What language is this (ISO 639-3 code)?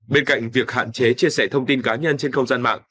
vie